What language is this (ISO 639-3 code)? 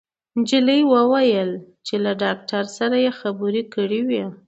pus